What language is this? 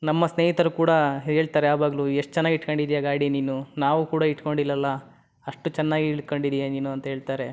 Kannada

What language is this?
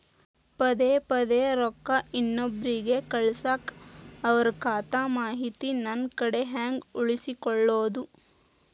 Kannada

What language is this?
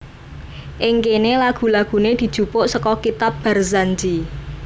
Javanese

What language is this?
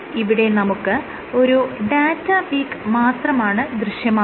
Malayalam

